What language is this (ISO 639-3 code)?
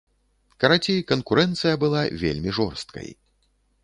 bel